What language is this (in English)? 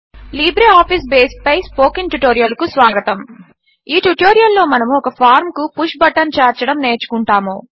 Telugu